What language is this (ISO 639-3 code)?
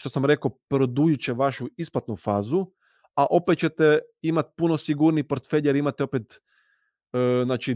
hrv